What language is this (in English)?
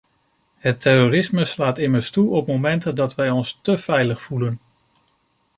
Dutch